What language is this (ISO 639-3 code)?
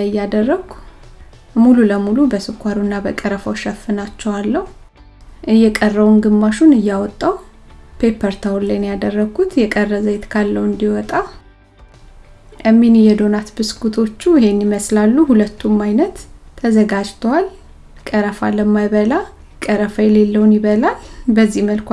amh